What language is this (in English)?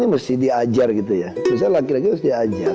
Indonesian